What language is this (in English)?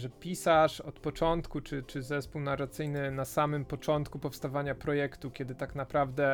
Polish